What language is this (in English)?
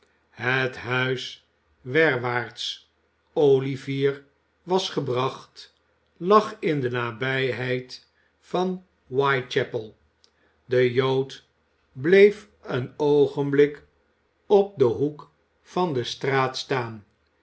Dutch